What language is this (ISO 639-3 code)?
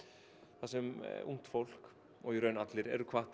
isl